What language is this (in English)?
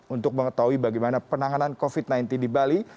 Indonesian